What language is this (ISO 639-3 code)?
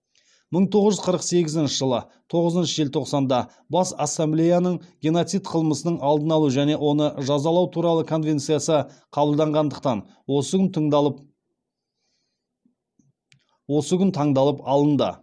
kaz